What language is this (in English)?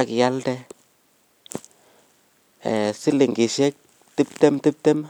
Kalenjin